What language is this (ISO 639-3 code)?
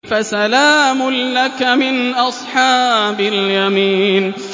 ara